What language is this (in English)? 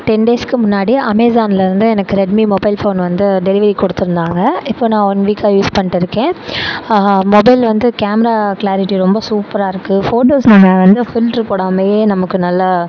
Tamil